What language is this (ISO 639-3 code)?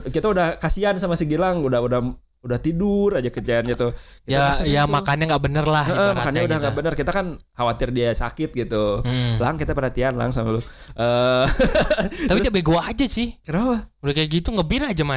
ind